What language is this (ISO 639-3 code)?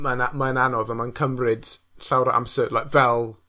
cym